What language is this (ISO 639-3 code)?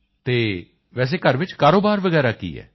pan